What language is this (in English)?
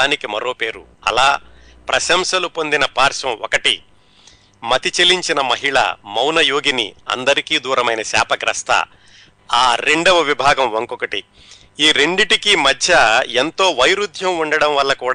Telugu